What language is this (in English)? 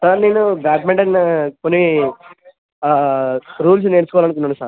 Telugu